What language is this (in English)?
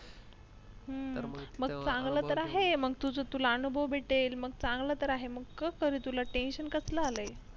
Marathi